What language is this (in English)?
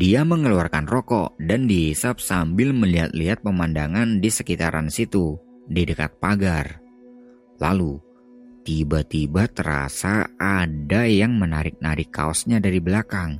Indonesian